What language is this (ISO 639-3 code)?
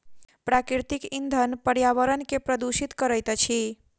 mai